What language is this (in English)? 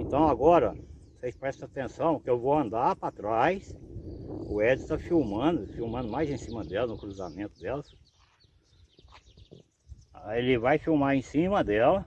Portuguese